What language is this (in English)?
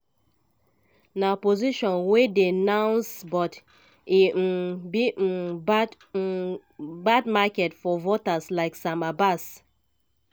Nigerian Pidgin